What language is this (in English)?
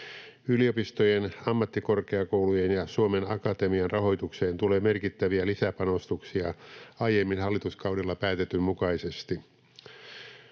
Finnish